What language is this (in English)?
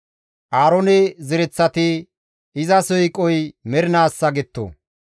Gamo